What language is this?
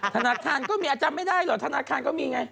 Thai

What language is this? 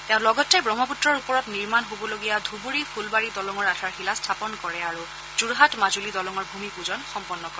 Assamese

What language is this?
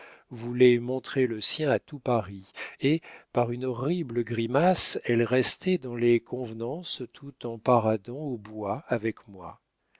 French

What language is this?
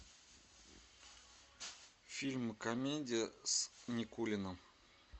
Russian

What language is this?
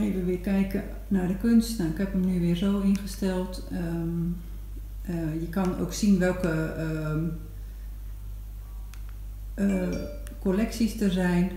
Dutch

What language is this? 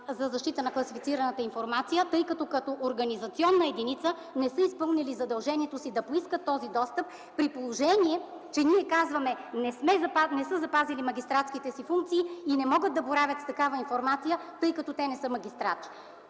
Bulgarian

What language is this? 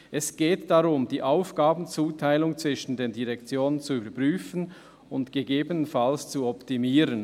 Swiss German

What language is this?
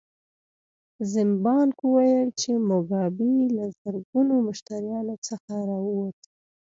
Pashto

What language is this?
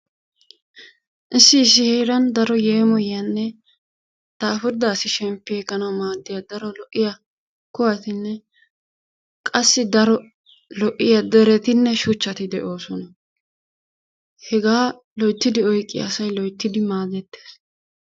Wolaytta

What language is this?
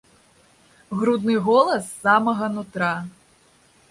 Belarusian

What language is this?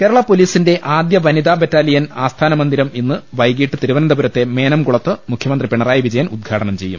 Malayalam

